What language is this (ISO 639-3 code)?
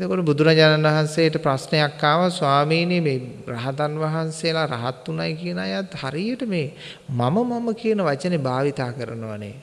sin